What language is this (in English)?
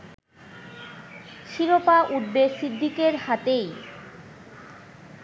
Bangla